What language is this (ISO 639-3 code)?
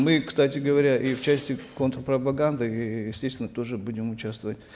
kaz